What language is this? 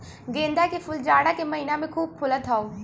Bhojpuri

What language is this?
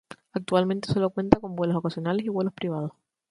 Spanish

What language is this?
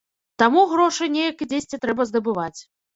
Belarusian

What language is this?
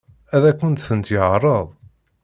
Kabyle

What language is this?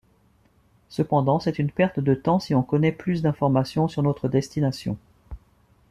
French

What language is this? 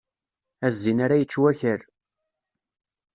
Kabyle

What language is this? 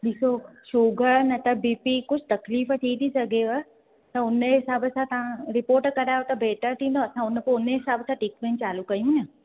Sindhi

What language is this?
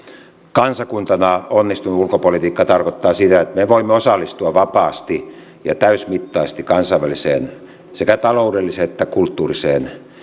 Finnish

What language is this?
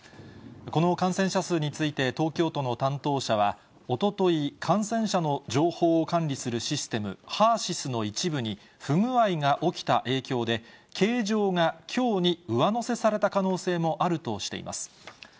Japanese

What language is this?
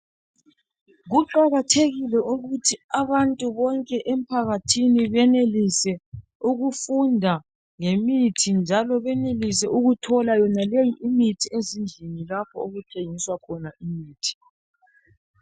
North Ndebele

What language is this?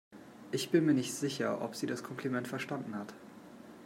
German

